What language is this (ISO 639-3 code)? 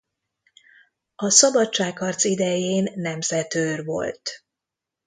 hun